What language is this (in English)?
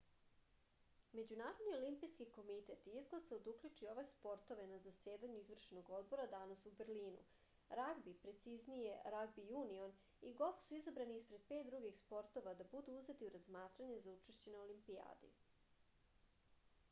Serbian